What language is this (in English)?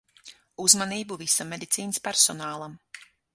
Latvian